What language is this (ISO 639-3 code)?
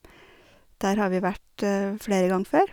nor